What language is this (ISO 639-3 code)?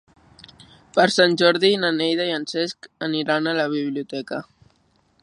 cat